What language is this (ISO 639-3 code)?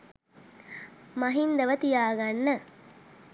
sin